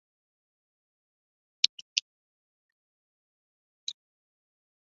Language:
Chinese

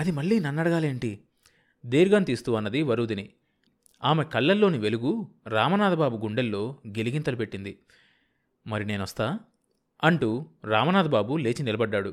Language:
Telugu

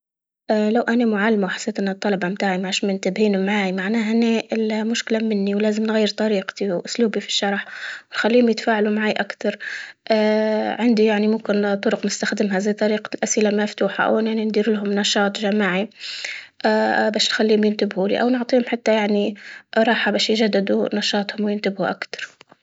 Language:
Libyan Arabic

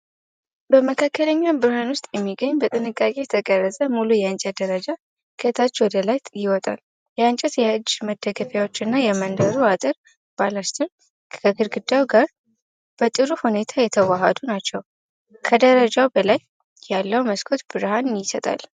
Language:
Amharic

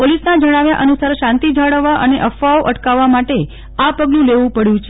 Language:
Gujarati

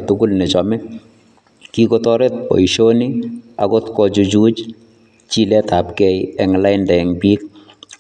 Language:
Kalenjin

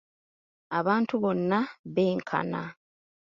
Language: Ganda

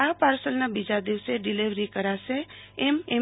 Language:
Gujarati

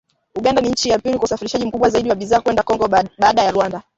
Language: Swahili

